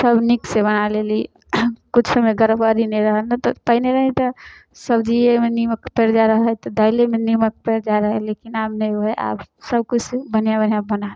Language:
Maithili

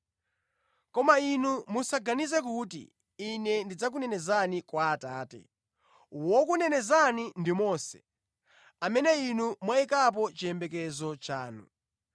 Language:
Nyanja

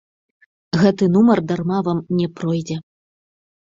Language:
Belarusian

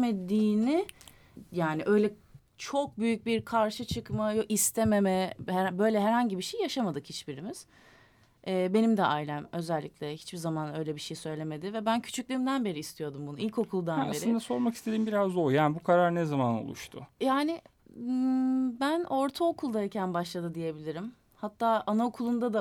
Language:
Turkish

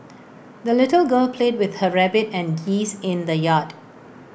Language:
English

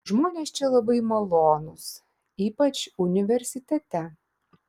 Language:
Lithuanian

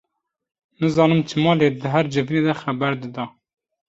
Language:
Kurdish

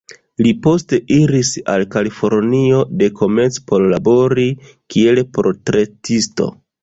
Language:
Esperanto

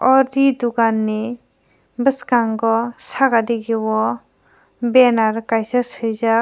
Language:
Kok Borok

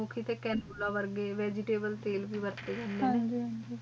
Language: Punjabi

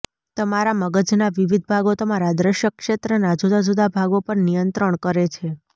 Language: Gujarati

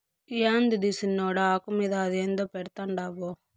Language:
Telugu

